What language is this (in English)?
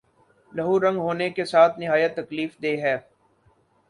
Urdu